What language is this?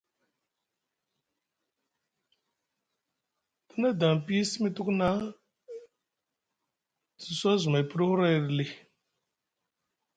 Musgu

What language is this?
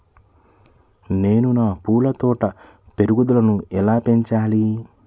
Telugu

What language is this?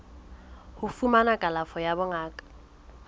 Southern Sotho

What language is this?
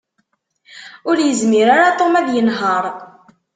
Kabyle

